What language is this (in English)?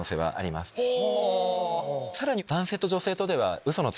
Japanese